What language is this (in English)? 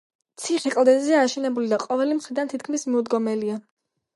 Georgian